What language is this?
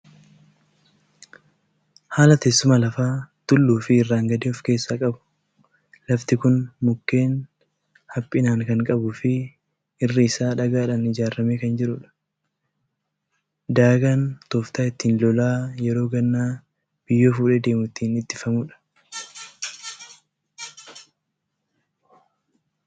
Oromo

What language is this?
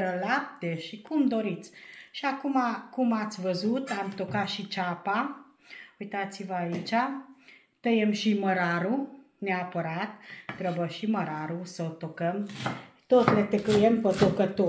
Romanian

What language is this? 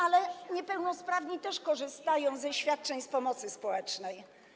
Polish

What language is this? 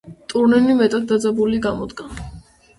Georgian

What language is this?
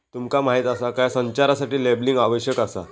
Marathi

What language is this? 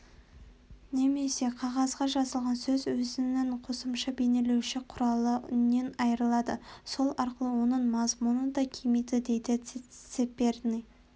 Kazakh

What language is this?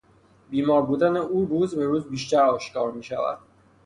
Persian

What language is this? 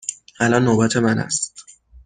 Persian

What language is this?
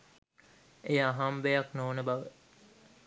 Sinhala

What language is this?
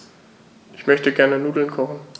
German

